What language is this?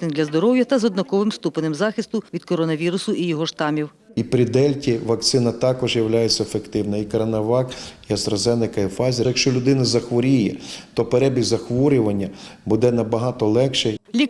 Ukrainian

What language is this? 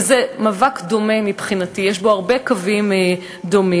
Hebrew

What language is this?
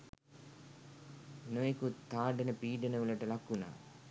Sinhala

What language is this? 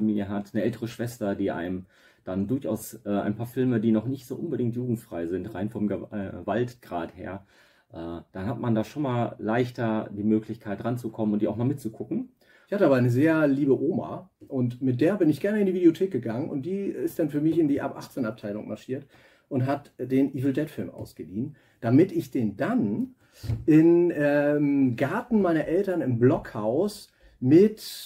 German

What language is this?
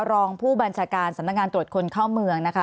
Thai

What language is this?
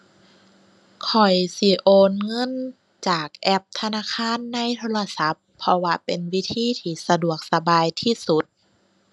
Thai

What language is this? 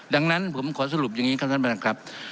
Thai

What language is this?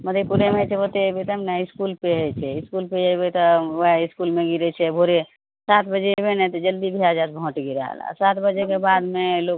Maithili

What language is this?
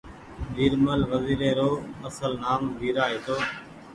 Goaria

